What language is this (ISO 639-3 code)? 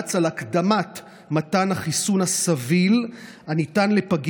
heb